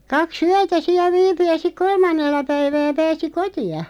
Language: Finnish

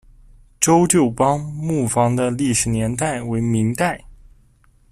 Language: Chinese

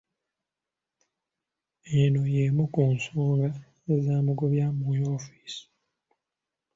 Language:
Ganda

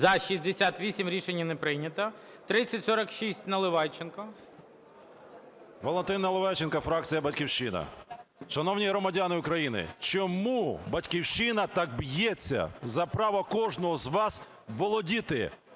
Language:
Ukrainian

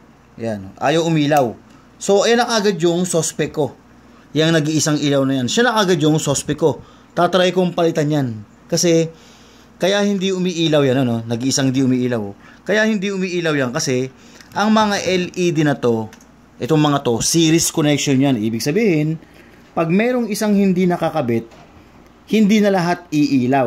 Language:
Filipino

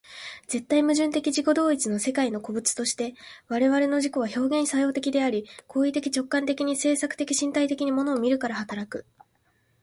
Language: Japanese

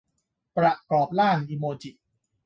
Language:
Thai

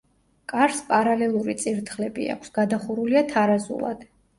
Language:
Georgian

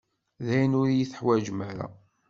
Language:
Kabyle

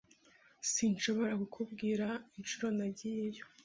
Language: Kinyarwanda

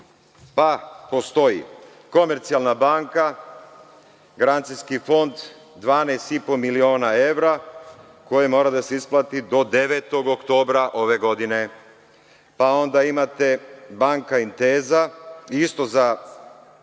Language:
Serbian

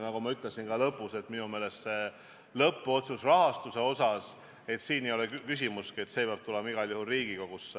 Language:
Estonian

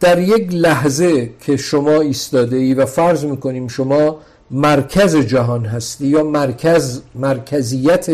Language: Persian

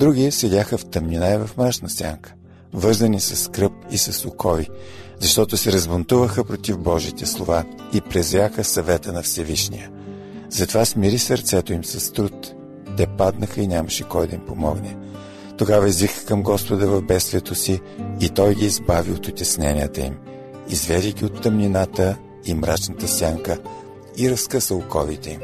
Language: Bulgarian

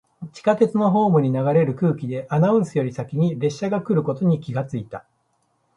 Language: Japanese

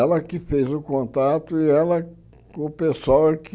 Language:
Portuguese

